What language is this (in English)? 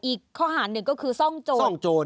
Thai